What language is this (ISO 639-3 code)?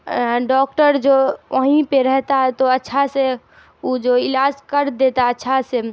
urd